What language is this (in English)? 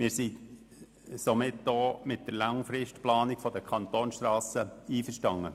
Swiss German